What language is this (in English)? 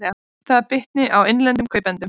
Icelandic